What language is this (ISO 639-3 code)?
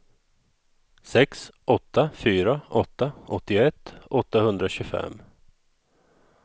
swe